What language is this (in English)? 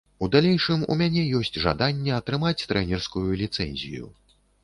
Belarusian